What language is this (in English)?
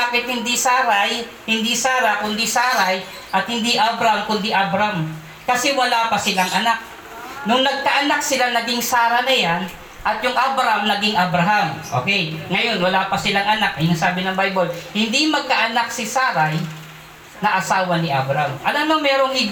Filipino